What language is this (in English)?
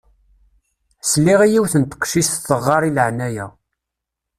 Kabyle